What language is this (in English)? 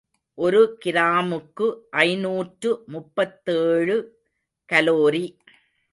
Tamil